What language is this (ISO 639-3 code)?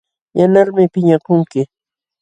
qxw